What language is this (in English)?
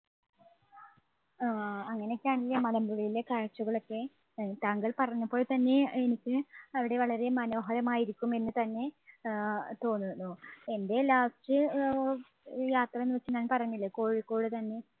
Malayalam